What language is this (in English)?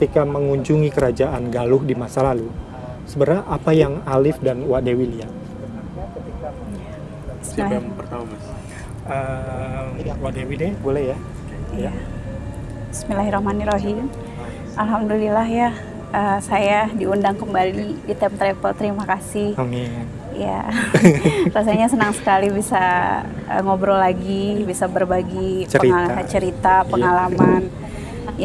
Indonesian